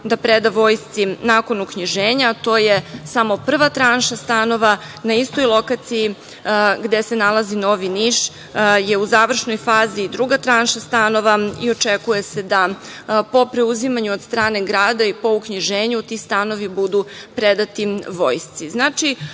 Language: Serbian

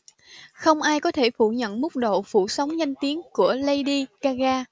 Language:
Vietnamese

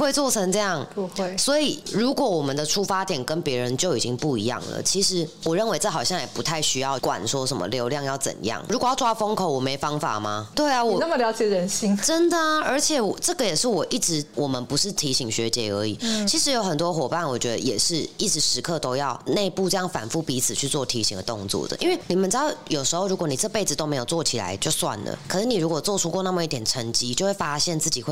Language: Chinese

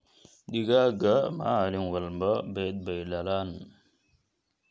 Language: Somali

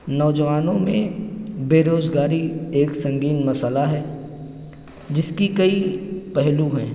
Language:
Urdu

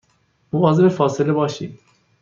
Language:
Persian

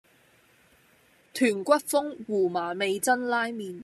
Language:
Cantonese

